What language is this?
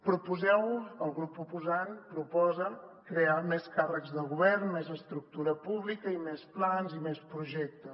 Catalan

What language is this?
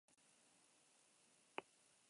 Basque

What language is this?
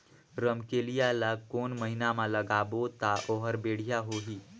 Chhattisgarhi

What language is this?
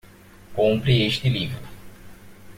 Portuguese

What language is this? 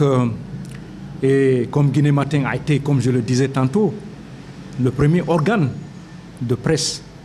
French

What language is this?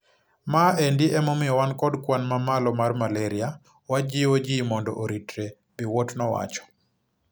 Luo (Kenya and Tanzania)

